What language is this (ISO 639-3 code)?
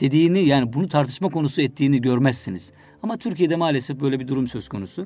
tur